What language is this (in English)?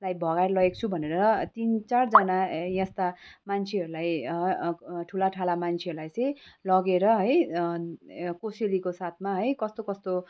Nepali